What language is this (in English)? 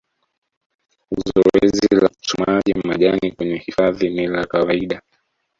Swahili